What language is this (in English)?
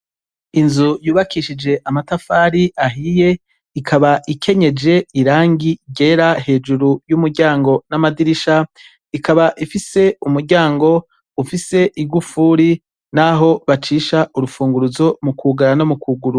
Rundi